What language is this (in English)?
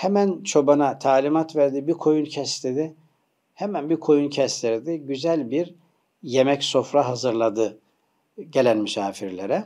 Turkish